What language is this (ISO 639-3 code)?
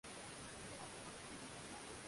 swa